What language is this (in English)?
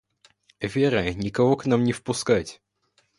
Russian